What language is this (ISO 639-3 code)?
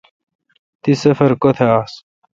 xka